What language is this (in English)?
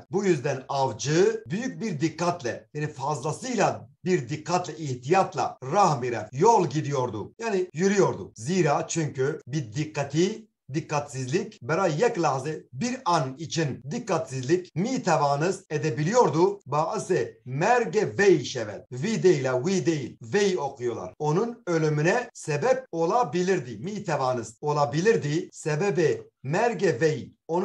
Turkish